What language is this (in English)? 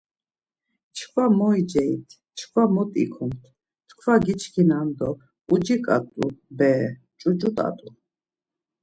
Laz